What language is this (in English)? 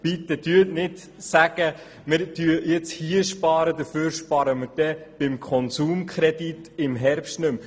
Swiss German